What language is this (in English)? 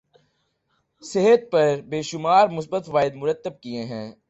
Urdu